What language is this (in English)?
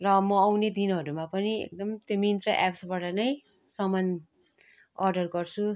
Nepali